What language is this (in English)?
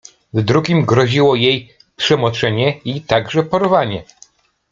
Polish